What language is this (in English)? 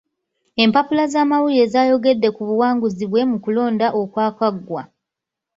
Ganda